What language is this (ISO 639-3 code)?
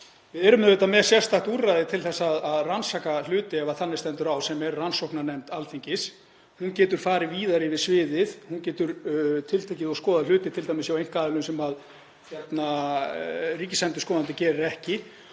isl